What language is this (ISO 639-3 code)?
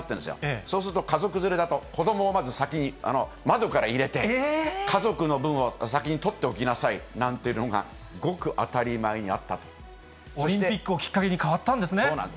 jpn